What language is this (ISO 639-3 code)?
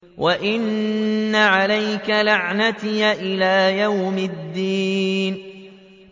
ara